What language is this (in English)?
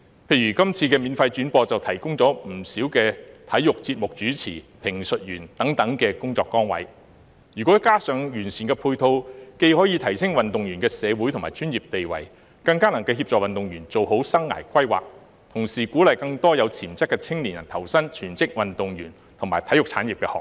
Cantonese